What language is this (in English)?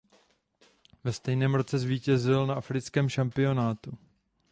Czech